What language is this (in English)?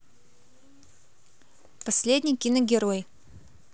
Russian